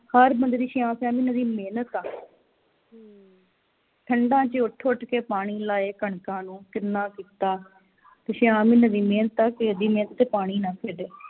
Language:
Punjabi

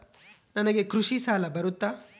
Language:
Kannada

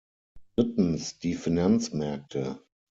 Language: German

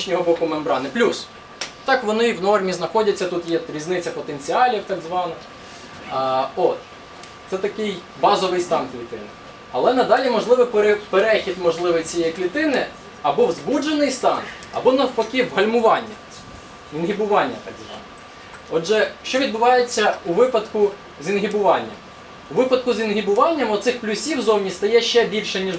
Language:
Russian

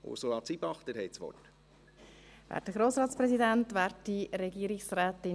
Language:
Swiss German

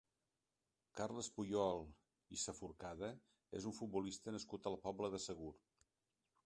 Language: Catalan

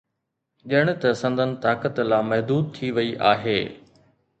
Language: Sindhi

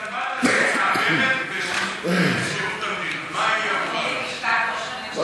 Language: Hebrew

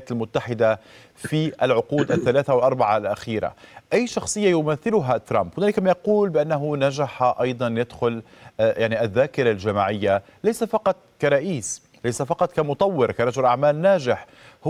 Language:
Arabic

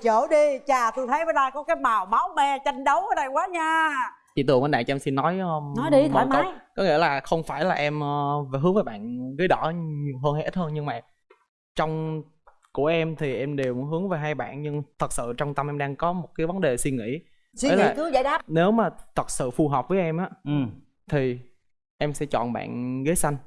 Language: Vietnamese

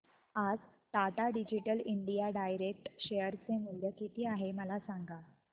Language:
Marathi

